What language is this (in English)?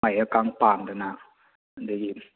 Manipuri